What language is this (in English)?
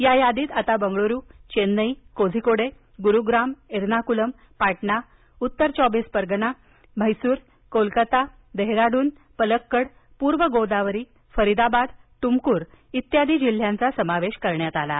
Marathi